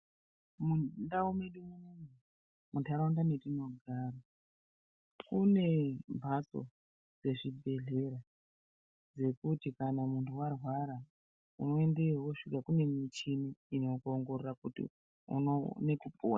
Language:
Ndau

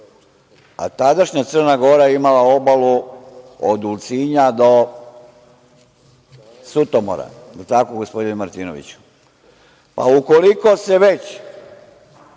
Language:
Serbian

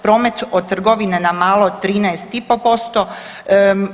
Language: Croatian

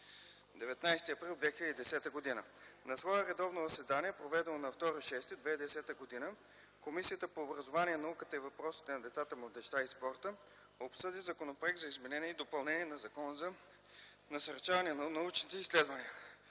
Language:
Bulgarian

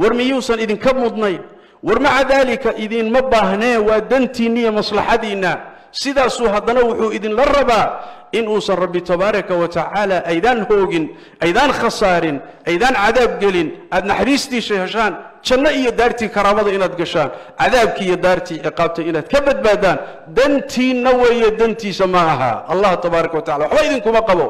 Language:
Arabic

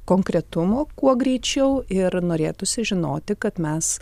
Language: Lithuanian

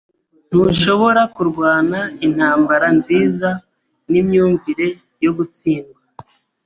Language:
Kinyarwanda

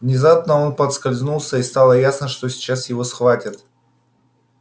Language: Russian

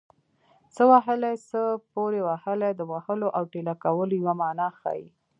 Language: Pashto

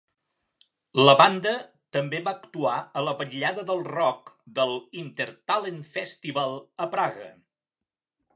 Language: Catalan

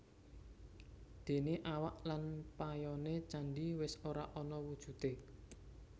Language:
Javanese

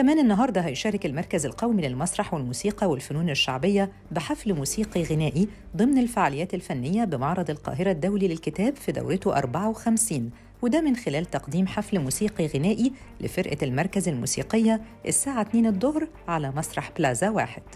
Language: Arabic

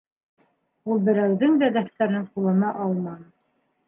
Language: Bashkir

